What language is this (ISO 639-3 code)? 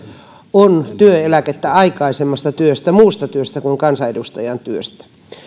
fin